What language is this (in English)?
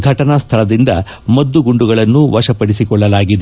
Kannada